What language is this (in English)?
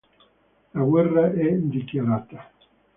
Italian